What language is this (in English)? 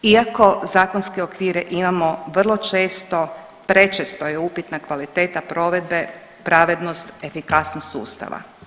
Croatian